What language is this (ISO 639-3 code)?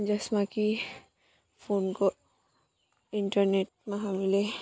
nep